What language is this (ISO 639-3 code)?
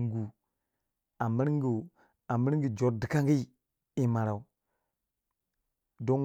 wja